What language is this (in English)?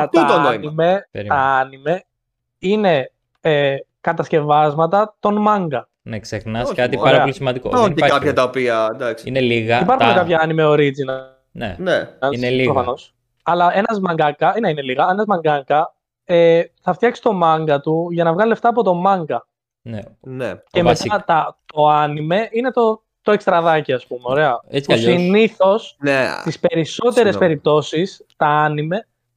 Greek